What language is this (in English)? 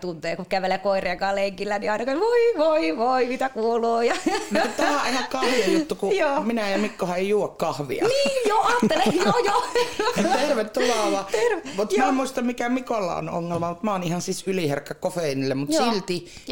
Finnish